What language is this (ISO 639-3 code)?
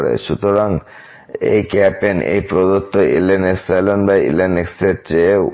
ben